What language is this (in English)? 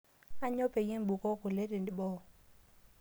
Masai